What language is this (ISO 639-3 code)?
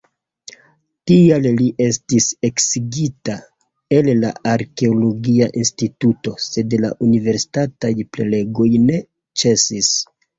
epo